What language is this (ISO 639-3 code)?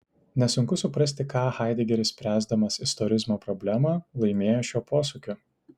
lit